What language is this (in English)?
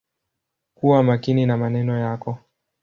Swahili